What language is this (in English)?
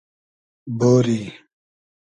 Hazaragi